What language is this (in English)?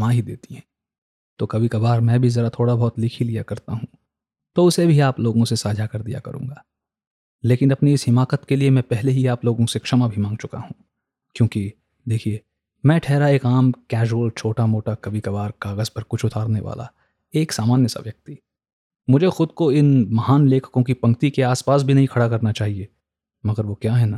Hindi